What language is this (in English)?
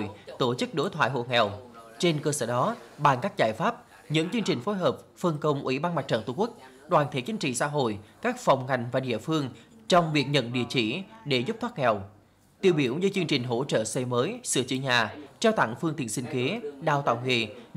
Vietnamese